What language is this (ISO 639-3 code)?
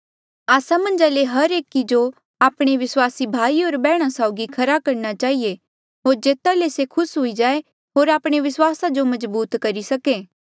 mjl